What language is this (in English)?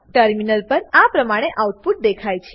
Gujarati